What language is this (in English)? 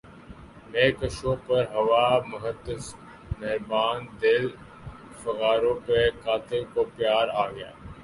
Urdu